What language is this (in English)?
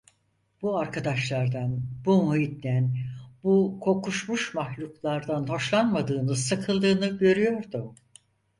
Turkish